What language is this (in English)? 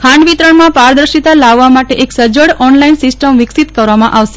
Gujarati